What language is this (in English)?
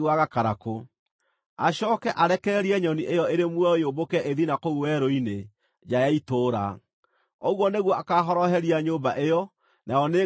Kikuyu